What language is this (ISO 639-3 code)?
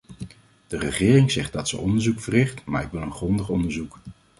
nld